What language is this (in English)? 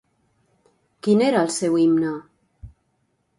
Catalan